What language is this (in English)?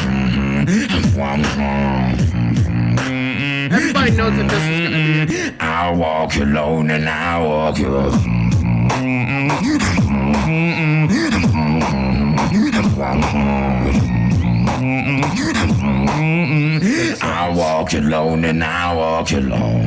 English